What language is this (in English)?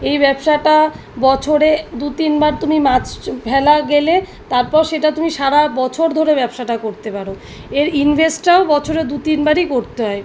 Bangla